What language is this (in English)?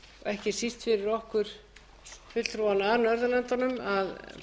Icelandic